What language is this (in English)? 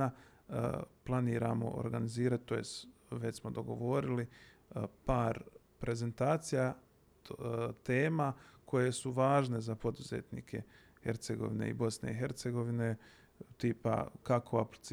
Croatian